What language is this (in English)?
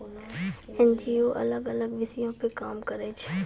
Maithili